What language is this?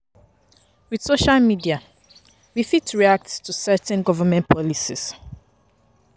Nigerian Pidgin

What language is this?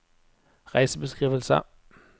Norwegian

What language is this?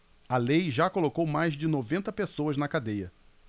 Portuguese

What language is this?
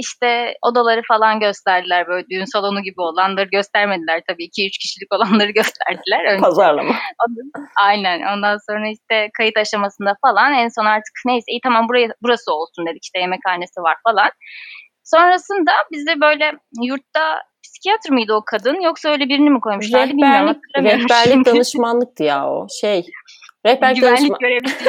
Turkish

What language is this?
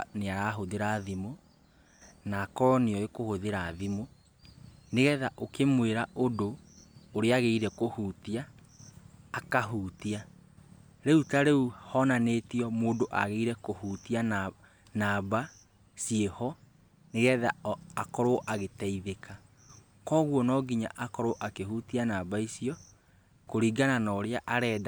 Kikuyu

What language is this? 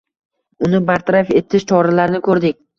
Uzbek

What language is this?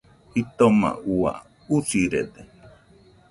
Nüpode Huitoto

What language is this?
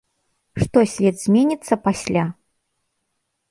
Belarusian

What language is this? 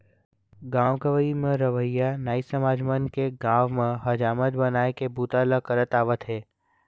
Chhattisgarhi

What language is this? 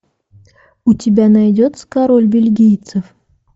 Russian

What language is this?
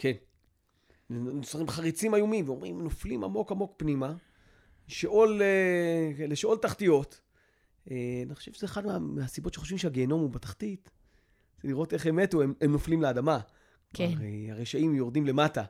Hebrew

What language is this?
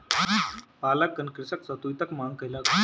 Maithili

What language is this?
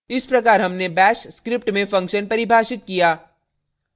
Hindi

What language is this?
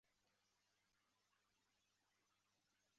Chinese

